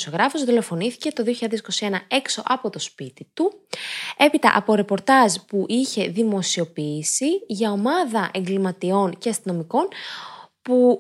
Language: Greek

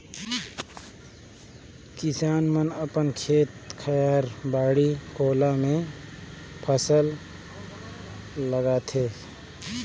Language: Chhattisgarhi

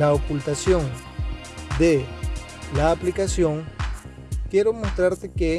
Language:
Spanish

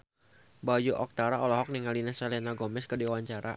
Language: Sundanese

